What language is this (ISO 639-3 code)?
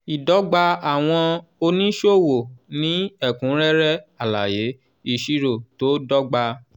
yor